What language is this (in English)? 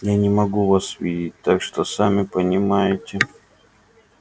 Russian